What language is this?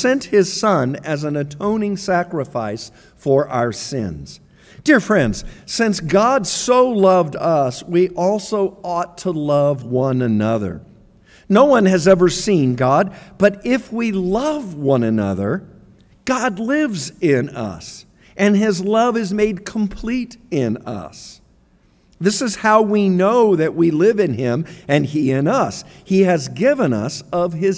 English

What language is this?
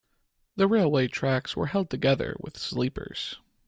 English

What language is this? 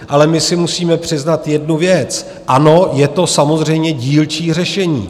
Czech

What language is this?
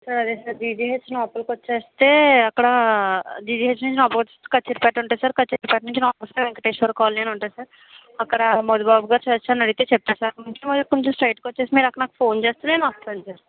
Telugu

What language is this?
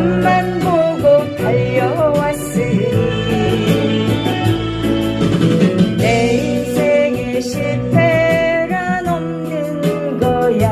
Korean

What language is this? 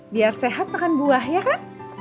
Indonesian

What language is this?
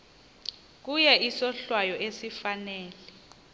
Xhosa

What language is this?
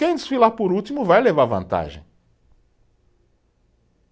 Portuguese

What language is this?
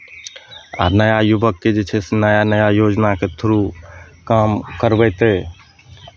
Maithili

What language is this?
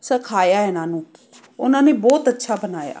Punjabi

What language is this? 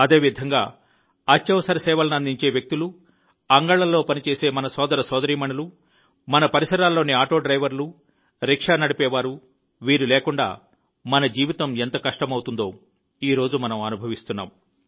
Telugu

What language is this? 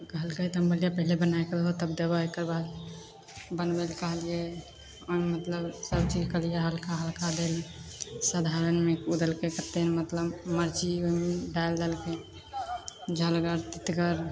Maithili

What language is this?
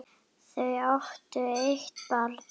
Icelandic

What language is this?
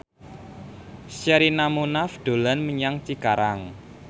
Javanese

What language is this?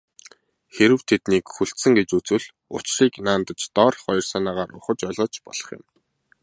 Mongolian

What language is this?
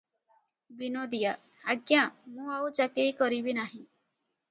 Odia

